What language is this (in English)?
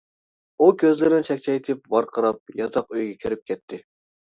Uyghur